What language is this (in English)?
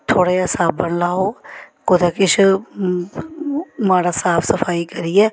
Dogri